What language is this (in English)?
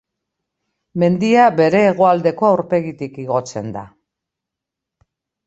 Basque